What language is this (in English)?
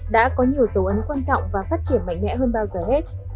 Vietnamese